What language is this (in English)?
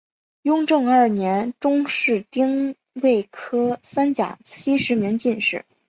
Chinese